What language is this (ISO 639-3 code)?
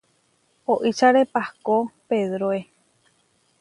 var